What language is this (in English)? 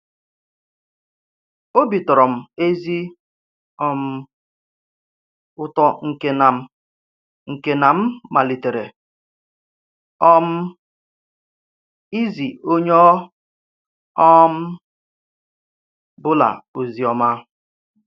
Igbo